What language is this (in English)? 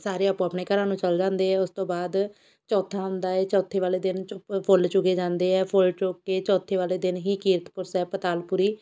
Punjabi